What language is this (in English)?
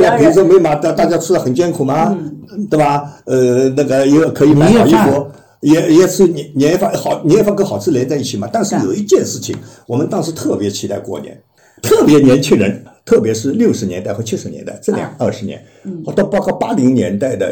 Chinese